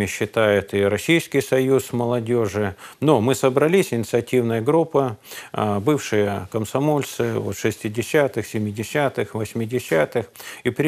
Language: Russian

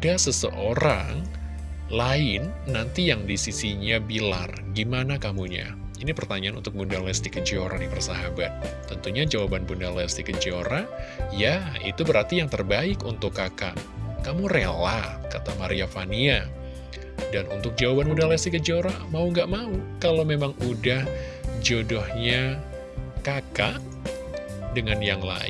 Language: Indonesian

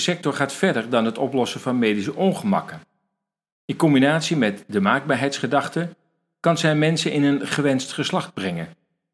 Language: Dutch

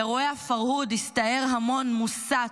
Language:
Hebrew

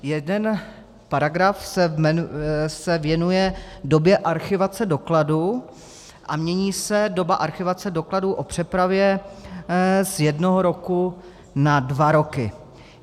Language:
Czech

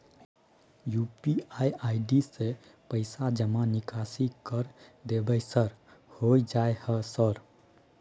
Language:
Maithili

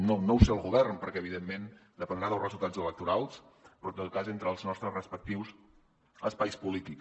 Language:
Catalan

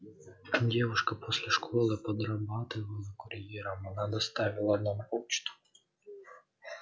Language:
Russian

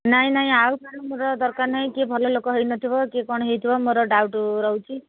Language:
Odia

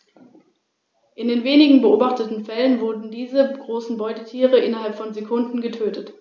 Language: German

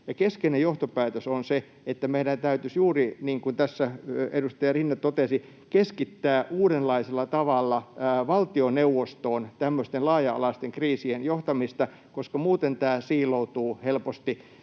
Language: Finnish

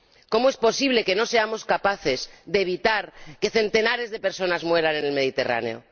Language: Spanish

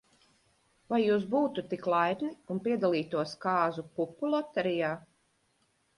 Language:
Latvian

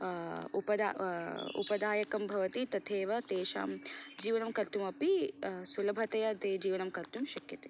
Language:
Sanskrit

